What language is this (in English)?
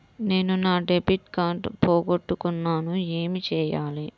Telugu